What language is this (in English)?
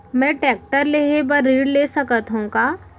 Chhattisgarhi